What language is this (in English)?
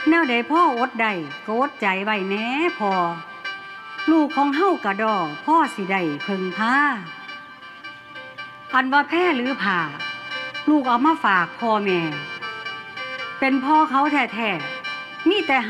Thai